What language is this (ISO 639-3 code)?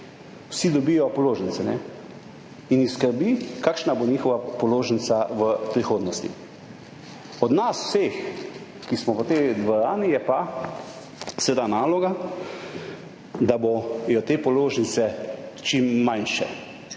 slv